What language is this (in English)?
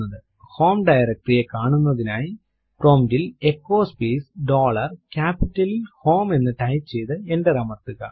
Malayalam